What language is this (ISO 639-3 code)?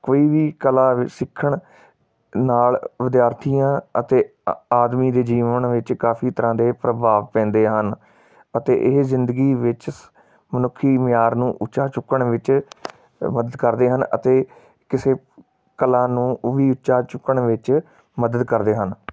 pan